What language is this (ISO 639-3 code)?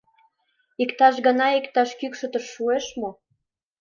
chm